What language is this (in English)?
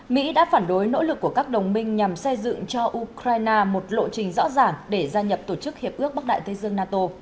Vietnamese